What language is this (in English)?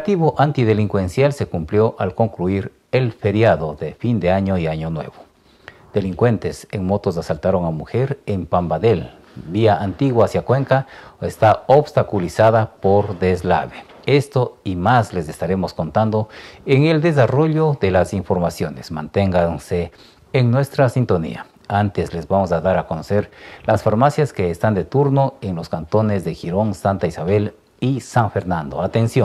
Spanish